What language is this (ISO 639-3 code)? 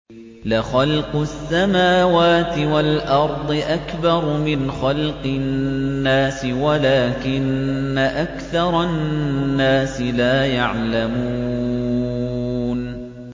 ara